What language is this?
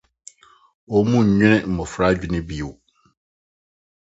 Akan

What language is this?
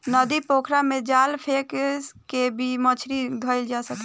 Bhojpuri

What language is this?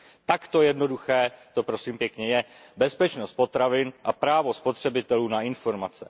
Czech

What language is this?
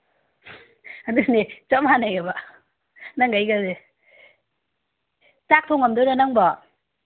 Manipuri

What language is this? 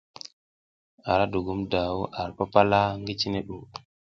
South Giziga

